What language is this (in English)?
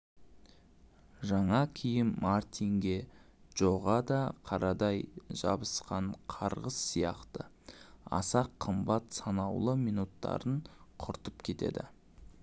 Kazakh